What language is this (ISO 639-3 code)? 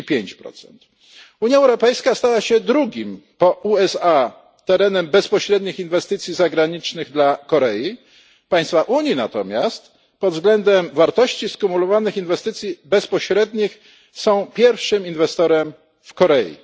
pol